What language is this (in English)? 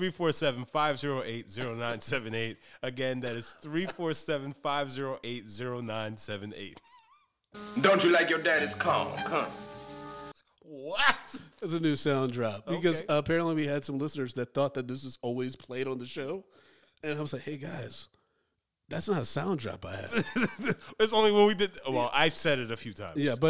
English